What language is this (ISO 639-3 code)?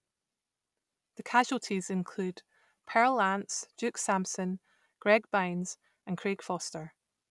eng